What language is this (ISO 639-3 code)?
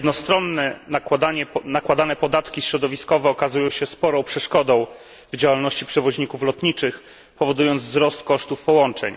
pol